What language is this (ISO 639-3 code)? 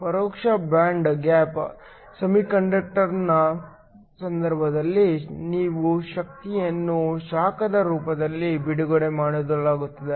kan